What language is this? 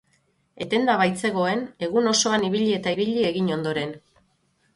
Basque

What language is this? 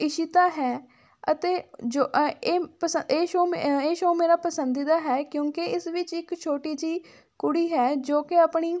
Punjabi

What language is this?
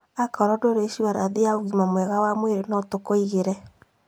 Kikuyu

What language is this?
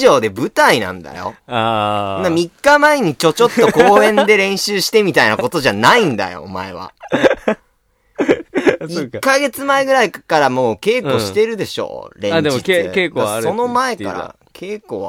Japanese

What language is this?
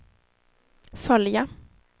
Swedish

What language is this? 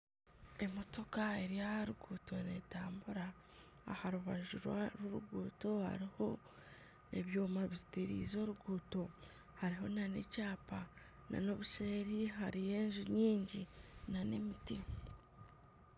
Nyankole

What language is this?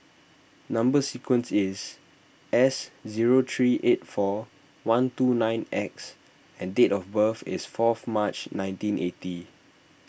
English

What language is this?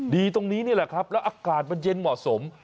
Thai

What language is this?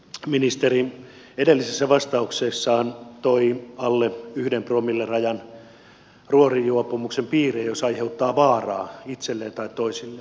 Finnish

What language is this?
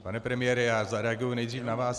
Czech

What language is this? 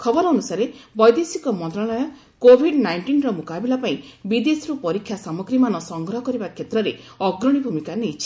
Odia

